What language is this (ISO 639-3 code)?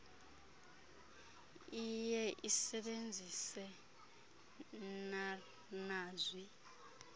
xho